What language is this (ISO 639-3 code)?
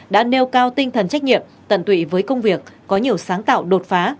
vie